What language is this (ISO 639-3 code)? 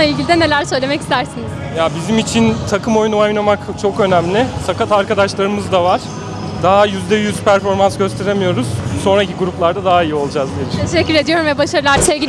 tur